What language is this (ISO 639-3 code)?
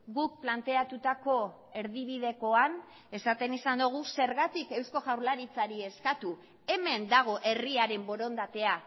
eus